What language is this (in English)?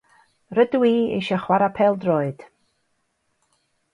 Welsh